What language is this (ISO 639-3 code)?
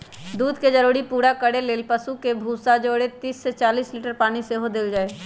mag